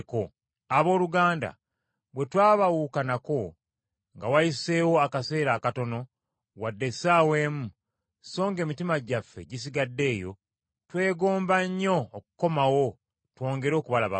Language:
Ganda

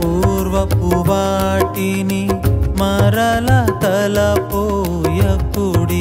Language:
Telugu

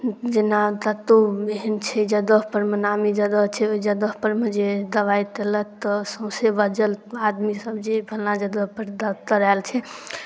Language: Maithili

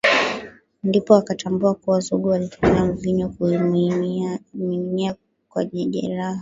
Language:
Swahili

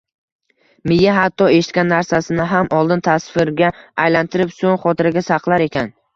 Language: Uzbek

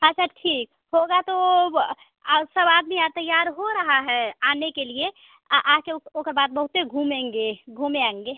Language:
Hindi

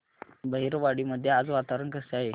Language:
Marathi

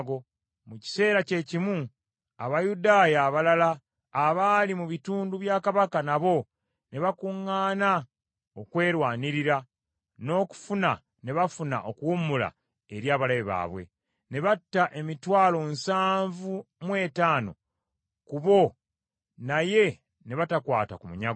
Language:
Ganda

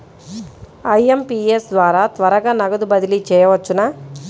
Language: Telugu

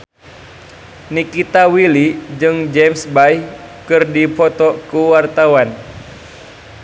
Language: Sundanese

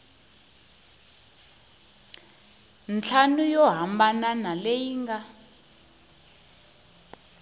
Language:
Tsonga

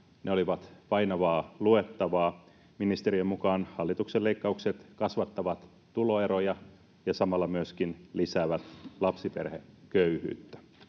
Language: Finnish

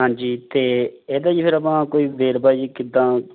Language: Punjabi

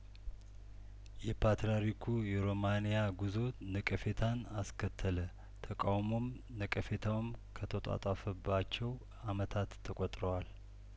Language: Amharic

